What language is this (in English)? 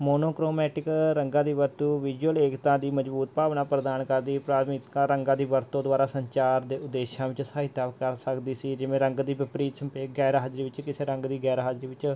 Punjabi